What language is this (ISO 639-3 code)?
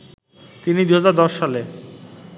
ben